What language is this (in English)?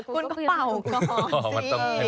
Thai